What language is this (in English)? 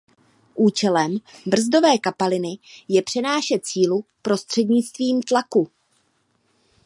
Czech